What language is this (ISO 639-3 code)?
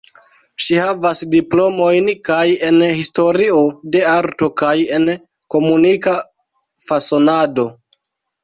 epo